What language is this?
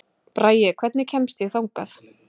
Icelandic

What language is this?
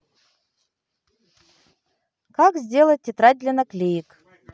Russian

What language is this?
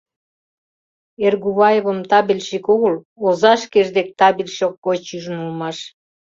Mari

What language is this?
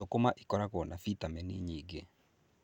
Kikuyu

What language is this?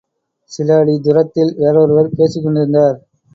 Tamil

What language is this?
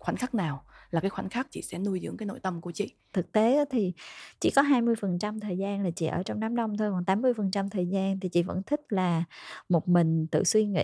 Vietnamese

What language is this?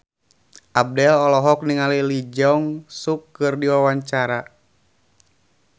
Sundanese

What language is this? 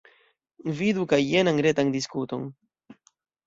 Esperanto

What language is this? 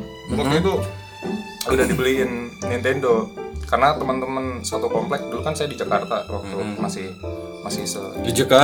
Indonesian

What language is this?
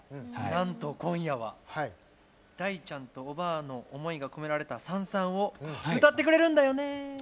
Japanese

